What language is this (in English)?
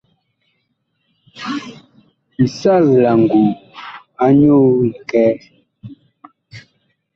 Bakoko